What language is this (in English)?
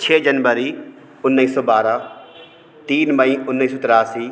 Hindi